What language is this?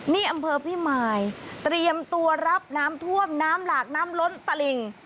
Thai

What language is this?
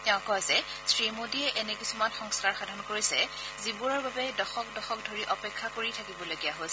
Assamese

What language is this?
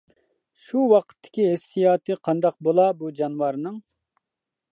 Uyghur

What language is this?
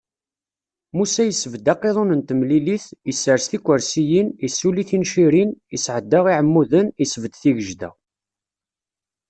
Kabyle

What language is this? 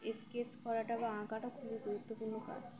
Bangla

